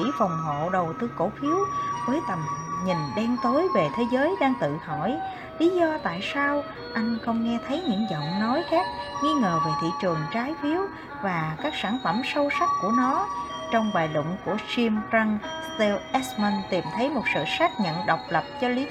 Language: Vietnamese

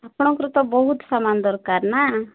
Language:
Odia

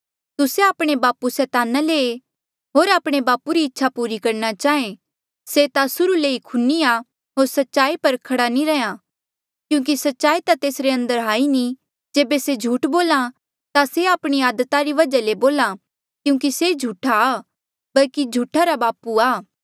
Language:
Mandeali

